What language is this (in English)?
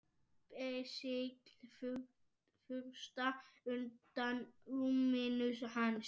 Icelandic